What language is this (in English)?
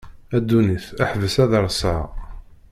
Kabyle